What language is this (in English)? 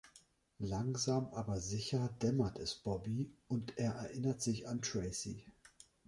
German